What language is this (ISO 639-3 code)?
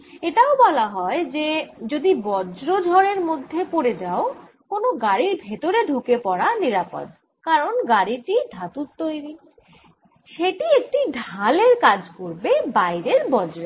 ben